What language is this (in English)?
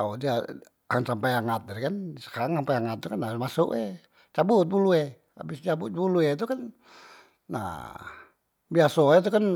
Musi